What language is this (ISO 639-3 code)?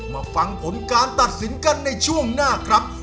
tha